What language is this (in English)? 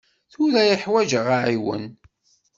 Kabyle